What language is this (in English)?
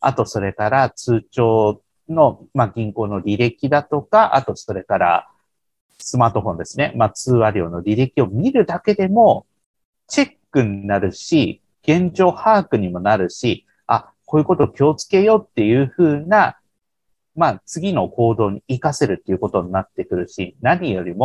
Japanese